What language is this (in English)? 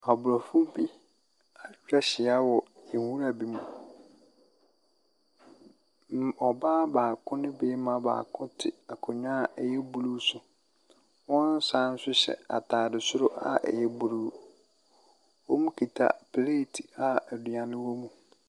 Akan